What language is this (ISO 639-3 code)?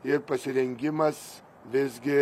lit